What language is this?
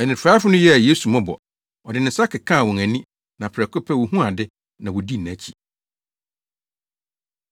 Akan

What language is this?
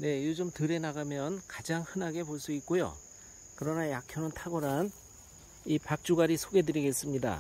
Korean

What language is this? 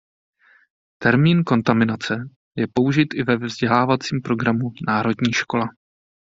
Czech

